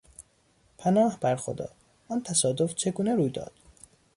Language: Persian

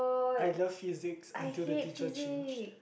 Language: English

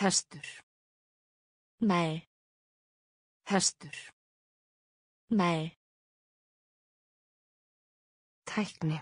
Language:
Korean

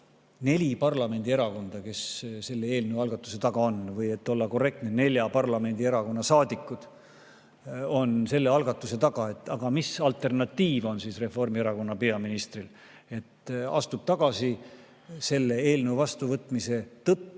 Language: Estonian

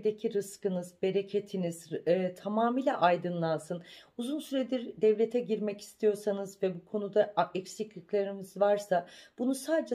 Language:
Turkish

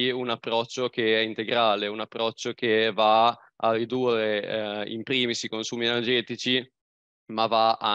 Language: Italian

